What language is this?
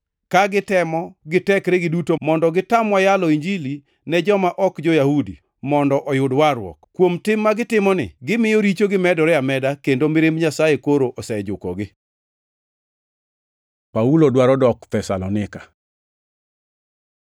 Luo (Kenya and Tanzania)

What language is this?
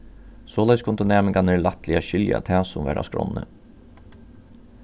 Faroese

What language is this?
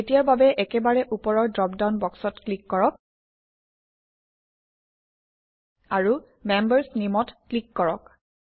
Assamese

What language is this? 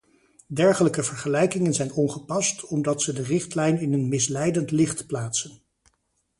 Dutch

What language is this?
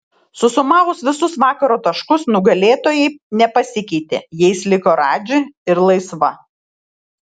Lithuanian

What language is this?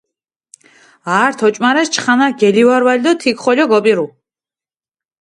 Mingrelian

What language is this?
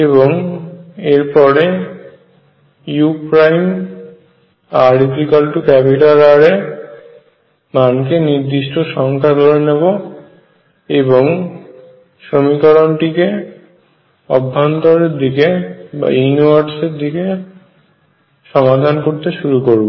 Bangla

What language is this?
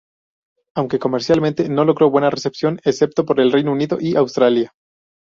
Spanish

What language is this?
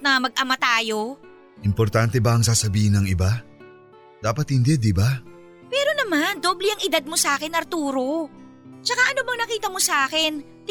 Filipino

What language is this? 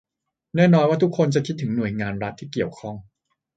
Thai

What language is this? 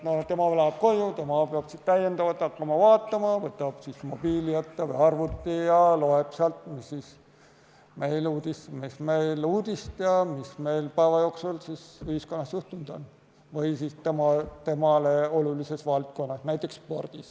Estonian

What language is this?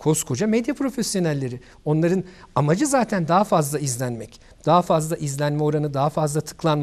Turkish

